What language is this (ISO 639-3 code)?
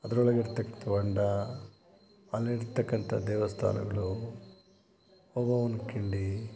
kan